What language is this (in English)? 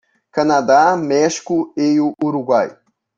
Portuguese